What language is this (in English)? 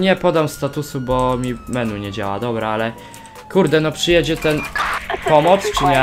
Polish